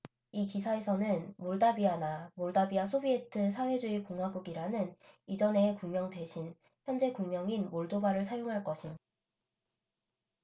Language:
Korean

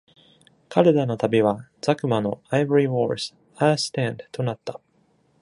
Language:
Japanese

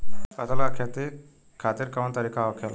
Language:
Bhojpuri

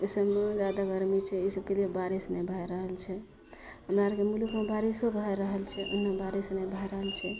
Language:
Maithili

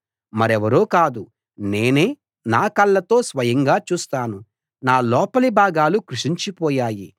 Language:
Telugu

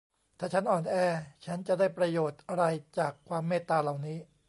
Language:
Thai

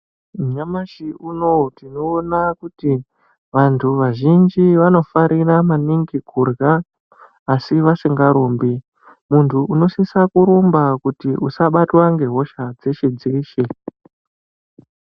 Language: Ndau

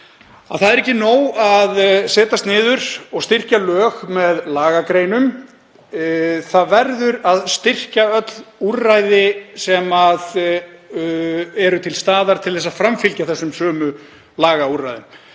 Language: Icelandic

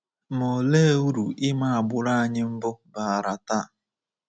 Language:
Igbo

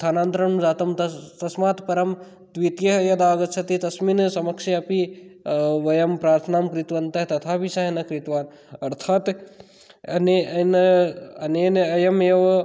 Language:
Sanskrit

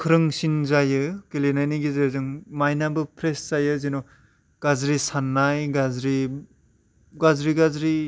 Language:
Bodo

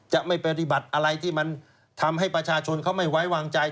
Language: Thai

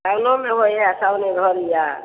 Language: Maithili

